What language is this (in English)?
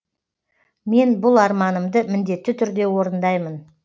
Kazakh